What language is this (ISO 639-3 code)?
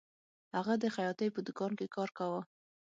pus